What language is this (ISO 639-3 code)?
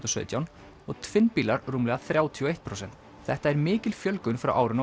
isl